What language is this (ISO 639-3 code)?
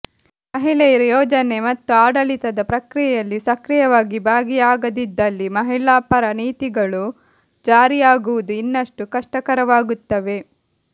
kan